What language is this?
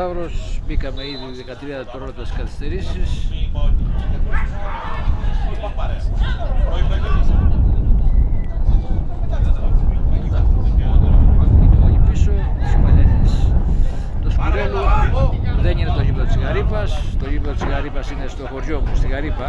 Greek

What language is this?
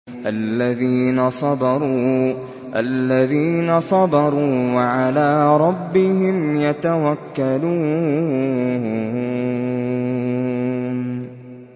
Arabic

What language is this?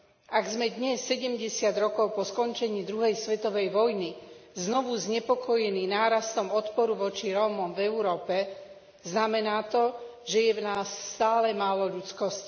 Slovak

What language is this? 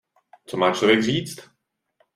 Czech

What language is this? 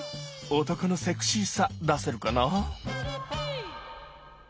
Japanese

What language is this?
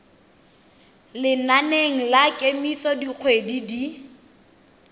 Tswana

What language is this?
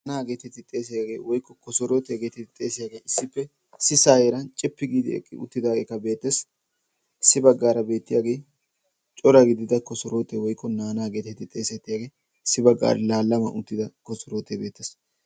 Wolaytta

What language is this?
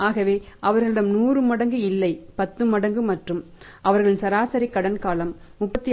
Tamil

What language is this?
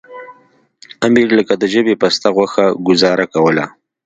Pashto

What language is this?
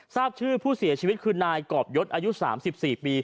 Thai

